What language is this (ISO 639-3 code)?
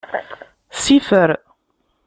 kab